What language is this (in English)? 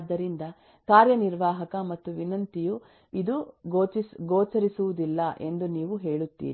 Kannada